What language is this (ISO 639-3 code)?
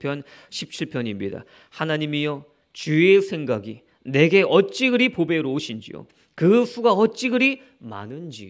kor